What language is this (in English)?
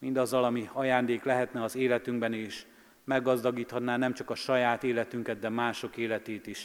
Hungarian